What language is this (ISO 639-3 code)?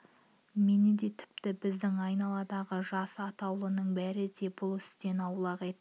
kaz